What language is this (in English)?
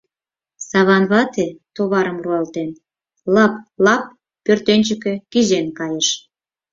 Mari